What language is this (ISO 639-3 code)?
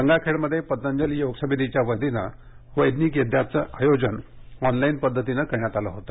mar